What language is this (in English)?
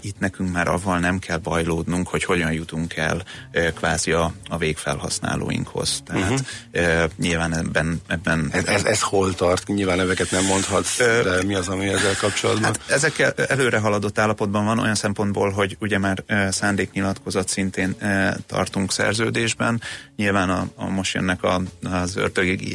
Hungarian